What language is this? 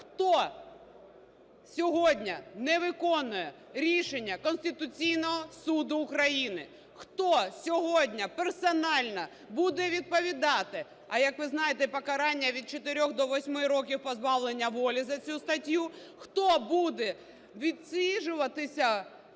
Ukrainian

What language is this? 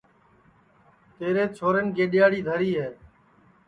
Sansi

